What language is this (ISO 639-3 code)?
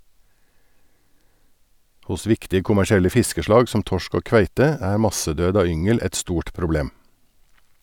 nor